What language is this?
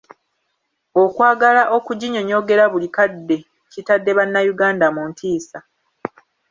Ganda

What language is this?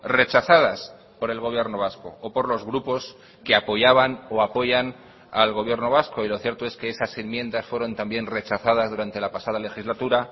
Spanish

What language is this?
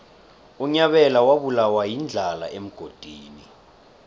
South Ndebele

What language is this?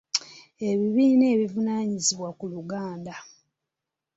Ganda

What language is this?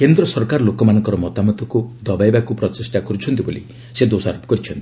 Odia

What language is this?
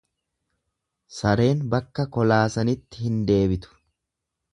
Oromo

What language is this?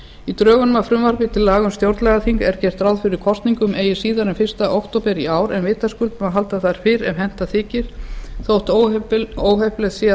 Icelandic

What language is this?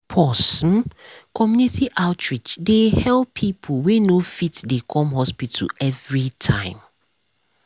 Nigerian Pidgin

